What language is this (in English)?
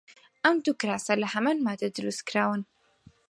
Central Kurdish